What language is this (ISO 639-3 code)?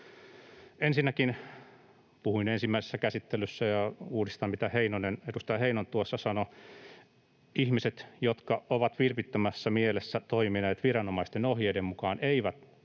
fin